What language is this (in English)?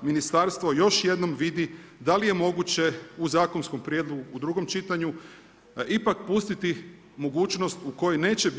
Croatian